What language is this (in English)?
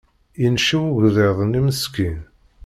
Kabyle